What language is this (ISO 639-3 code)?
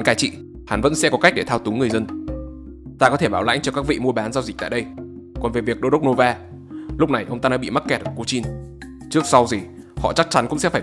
vie